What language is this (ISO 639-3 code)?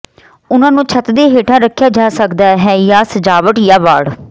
pan